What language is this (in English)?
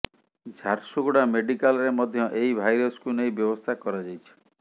Odia